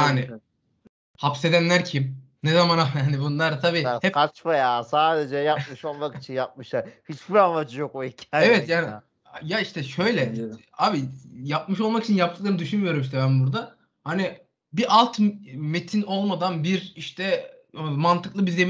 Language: Turkish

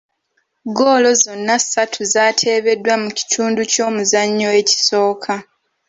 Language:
Ganda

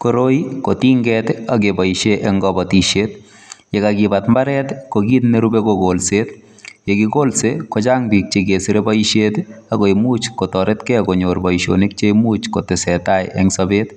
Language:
Kalenjin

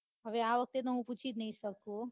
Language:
Gujarati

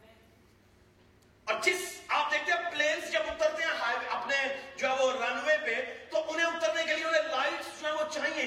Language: Urdu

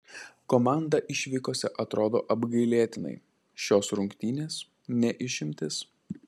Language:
Lithuanian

